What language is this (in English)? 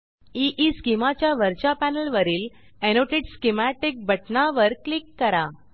Marathi